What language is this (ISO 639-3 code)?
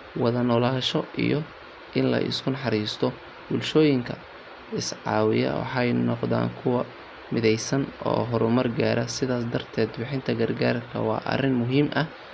som